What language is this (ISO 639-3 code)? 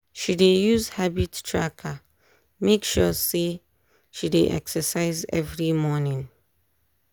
pcm